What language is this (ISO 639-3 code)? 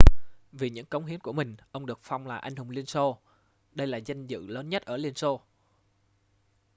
vie